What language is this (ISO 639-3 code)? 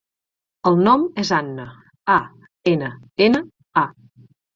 cat